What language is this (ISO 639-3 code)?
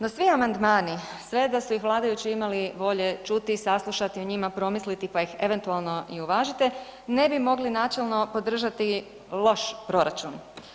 hrv